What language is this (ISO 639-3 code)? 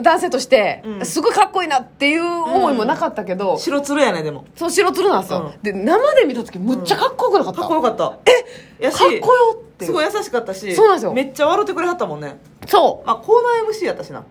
jpn